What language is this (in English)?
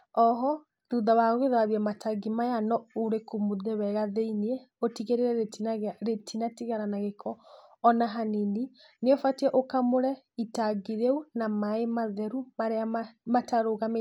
Kikuyu